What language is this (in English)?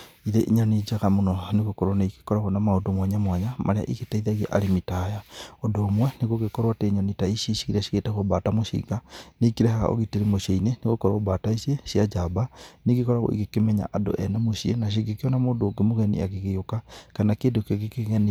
Kikuyu